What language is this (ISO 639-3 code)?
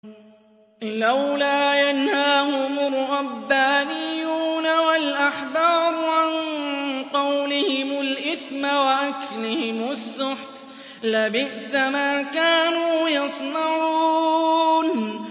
ara